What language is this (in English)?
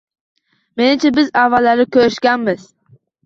Uzbek